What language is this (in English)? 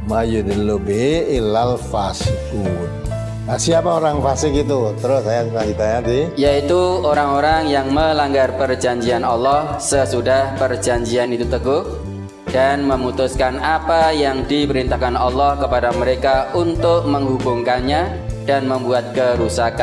Indonesian